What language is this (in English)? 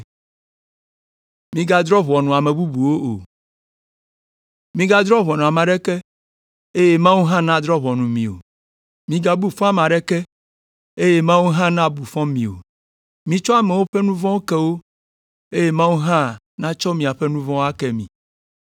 Ewe